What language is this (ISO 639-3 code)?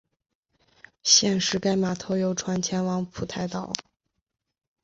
zho